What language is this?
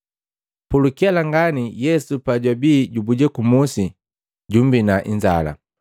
Matengo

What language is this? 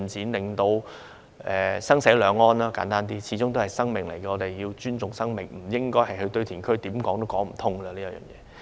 Cantonese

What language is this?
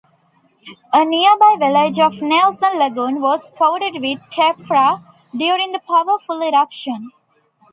English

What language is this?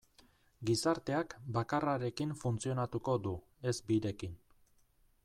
Basque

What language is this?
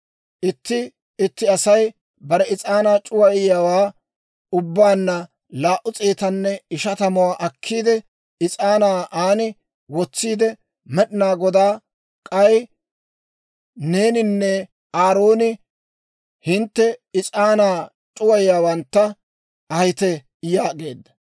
Dawro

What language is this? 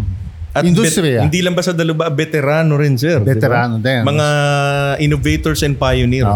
Filipino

